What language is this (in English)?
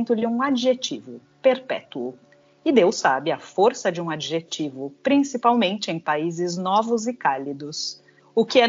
Portuguese